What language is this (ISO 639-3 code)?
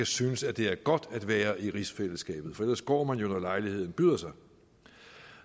dan